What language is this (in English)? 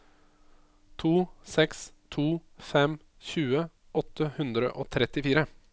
Norwegian